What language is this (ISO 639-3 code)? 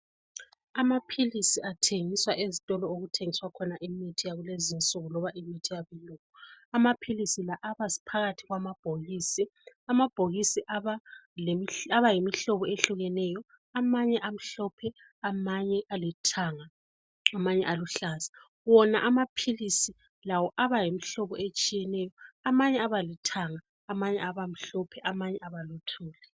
nde